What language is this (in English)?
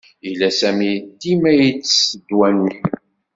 Kabyle